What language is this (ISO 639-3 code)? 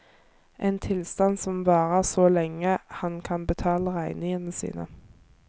nor